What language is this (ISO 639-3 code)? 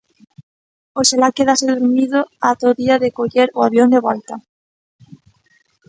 glg